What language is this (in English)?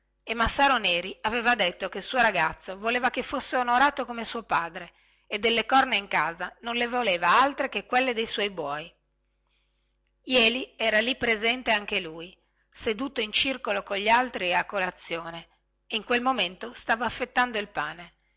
Italian